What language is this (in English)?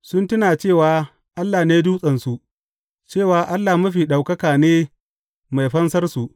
Hausa